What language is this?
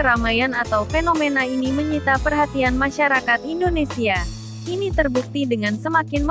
Indonesian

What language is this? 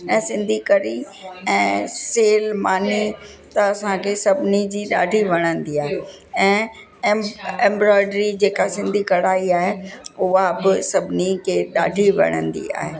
Sindhi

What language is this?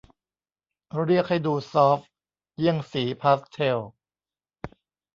Thai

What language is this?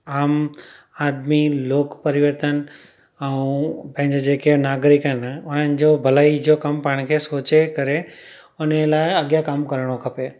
Sindhi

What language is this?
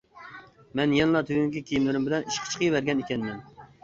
Uyghur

